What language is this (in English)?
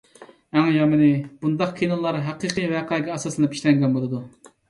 Uyghur